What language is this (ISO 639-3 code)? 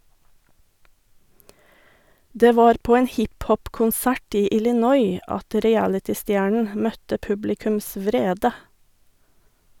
nor